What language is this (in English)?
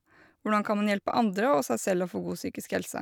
Norwegian